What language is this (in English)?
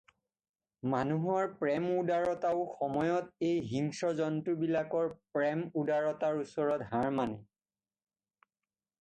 Assamese